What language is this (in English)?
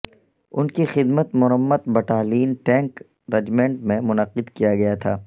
Urdu